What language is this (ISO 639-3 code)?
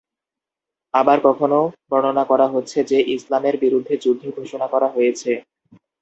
ben